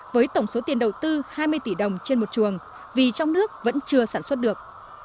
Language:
Vietnamese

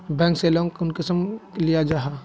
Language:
Magahi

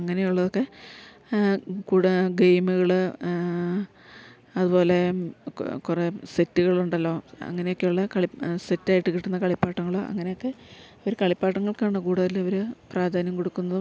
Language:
Malayalam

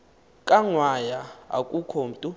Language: Xhosa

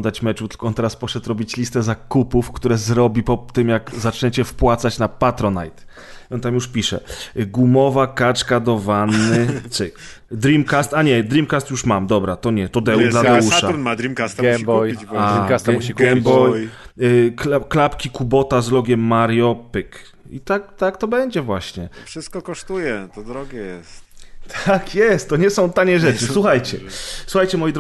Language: Polish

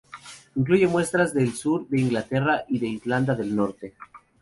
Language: Spanish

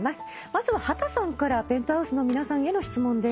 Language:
Japanese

